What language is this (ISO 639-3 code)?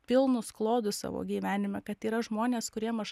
lit